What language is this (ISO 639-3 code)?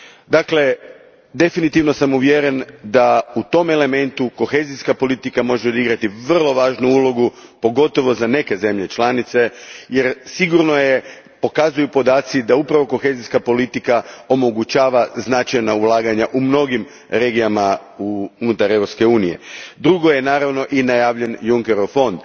hrv